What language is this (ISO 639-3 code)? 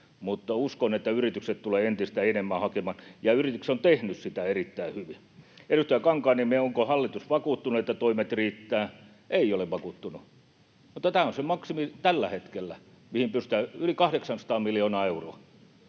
fin